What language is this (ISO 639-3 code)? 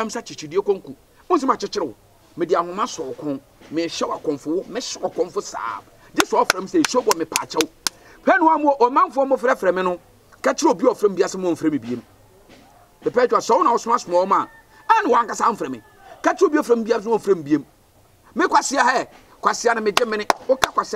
eng